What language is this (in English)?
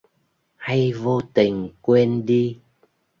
Vietnamese